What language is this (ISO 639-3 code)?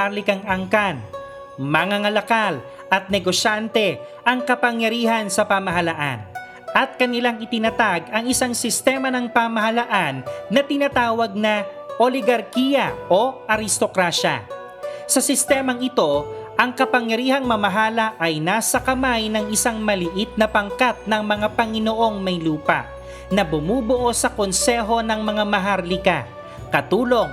fil